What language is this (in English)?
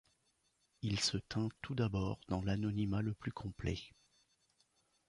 French